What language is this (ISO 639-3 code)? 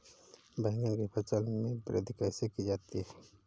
hin